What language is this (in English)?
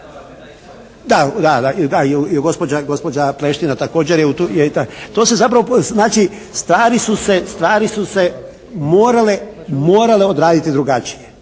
Croatian